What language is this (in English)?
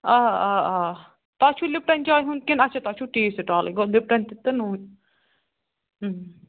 Kashmiri